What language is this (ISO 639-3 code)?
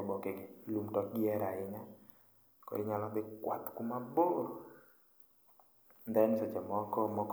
luo